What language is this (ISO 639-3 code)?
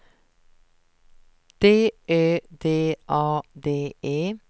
swe